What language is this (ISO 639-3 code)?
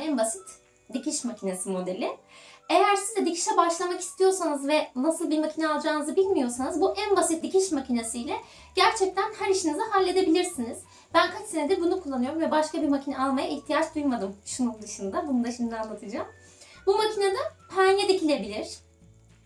tur